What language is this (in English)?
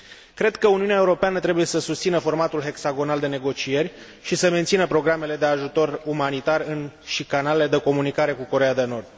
Romanian